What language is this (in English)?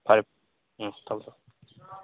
Manipuri